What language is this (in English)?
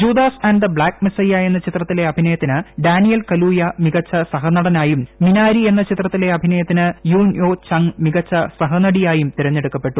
Malayalam